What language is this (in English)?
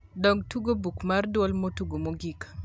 Luo (Kenya and Tanzania)